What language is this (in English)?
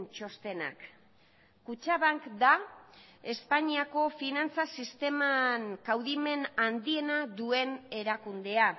Basque